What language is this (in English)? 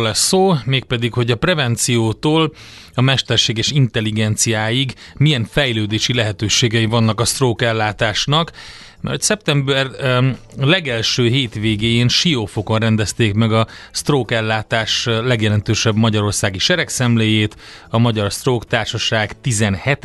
Hungarian